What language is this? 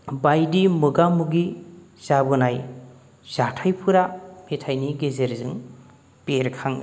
Bodo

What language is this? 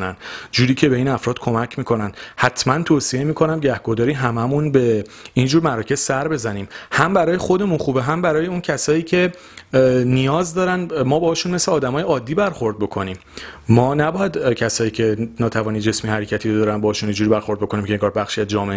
Persian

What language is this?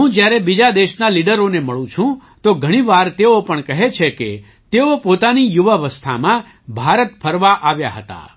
Gujarati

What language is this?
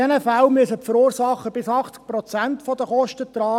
Swiss German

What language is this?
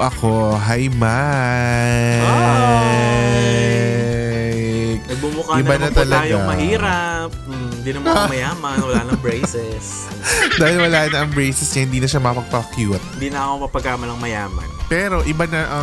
Filipino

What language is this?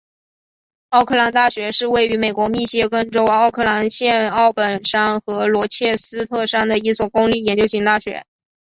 Chinese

